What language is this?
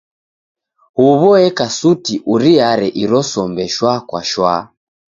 Taita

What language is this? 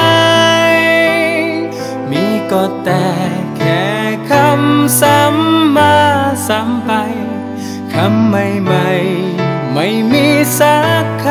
Thai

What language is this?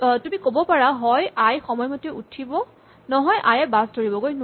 Assamese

